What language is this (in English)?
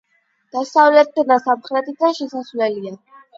Georgian